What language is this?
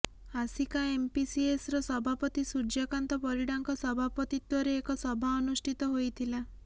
Odia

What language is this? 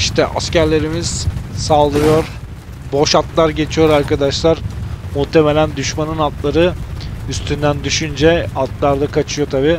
Turkish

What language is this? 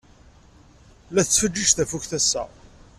Kabyle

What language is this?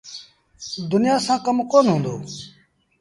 Sindhi Bhil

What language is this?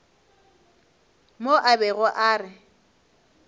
Northern Sotho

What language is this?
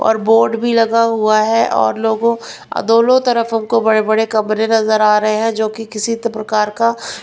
Hindi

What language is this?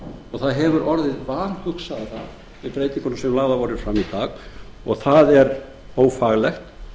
Icelandic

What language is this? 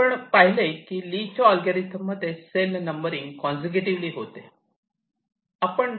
Marathi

